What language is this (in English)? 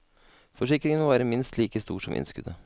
Norwegian